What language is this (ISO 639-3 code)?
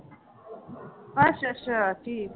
pan